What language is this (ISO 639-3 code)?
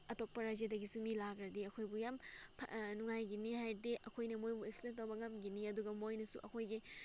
mni